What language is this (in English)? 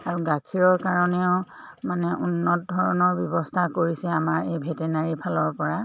Assamese